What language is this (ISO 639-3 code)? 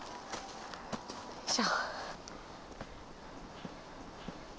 jpn